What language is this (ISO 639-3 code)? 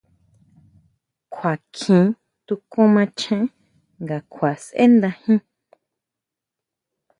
mau